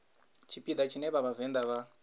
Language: Venda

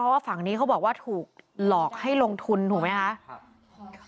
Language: Thai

